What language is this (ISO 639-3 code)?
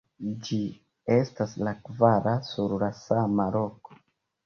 epo